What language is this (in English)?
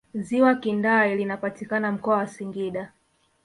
Swahili